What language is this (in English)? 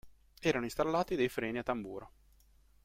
Italian